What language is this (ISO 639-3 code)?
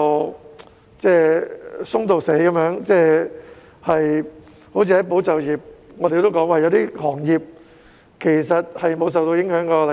yue